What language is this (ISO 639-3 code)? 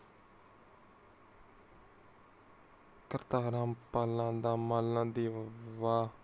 pan